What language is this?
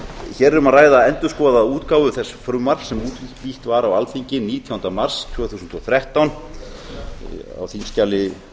Icelandic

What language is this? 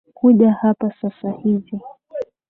Swahili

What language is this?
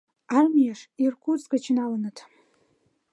Mari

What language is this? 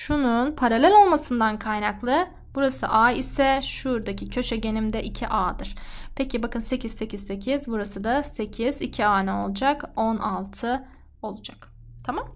Turkish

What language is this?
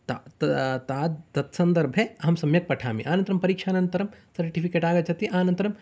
Sanskrit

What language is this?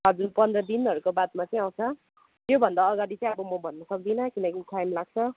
Nepali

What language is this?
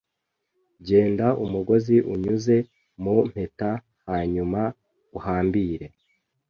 Kinyarwanda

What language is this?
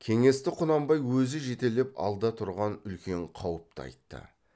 Kazakh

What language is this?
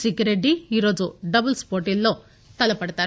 Telugu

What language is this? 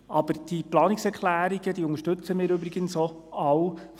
Swiss German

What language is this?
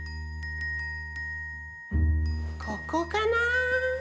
Japanese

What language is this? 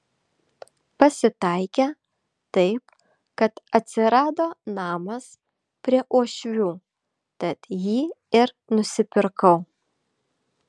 Lithuanian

